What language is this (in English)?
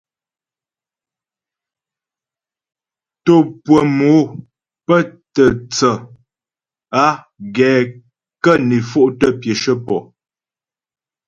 Ghomala